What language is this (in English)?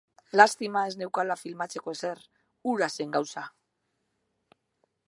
Basque